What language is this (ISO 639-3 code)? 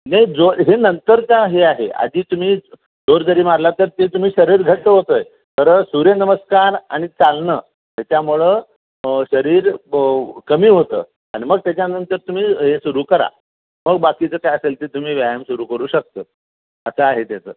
mar